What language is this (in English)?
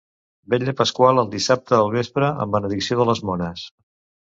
Catalan